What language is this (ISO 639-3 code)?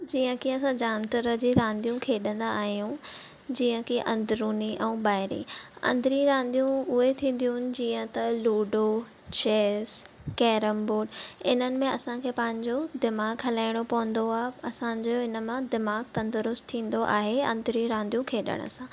snd